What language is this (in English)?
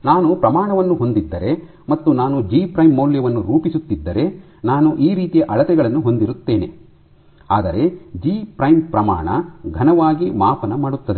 Kannada